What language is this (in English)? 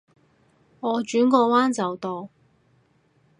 Cantonese